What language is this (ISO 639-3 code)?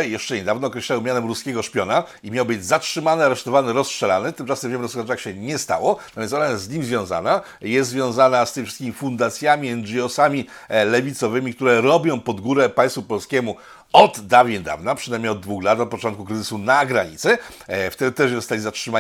pol